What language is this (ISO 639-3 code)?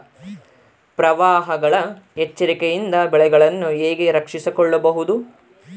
kan